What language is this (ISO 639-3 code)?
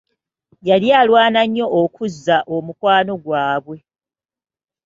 lug